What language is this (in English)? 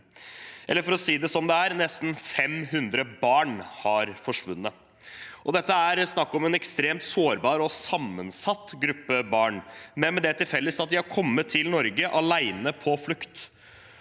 Norwegian